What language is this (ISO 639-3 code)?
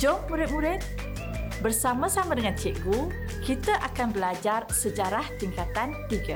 msa